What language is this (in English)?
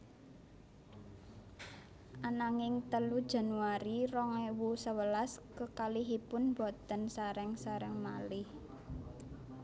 Javanese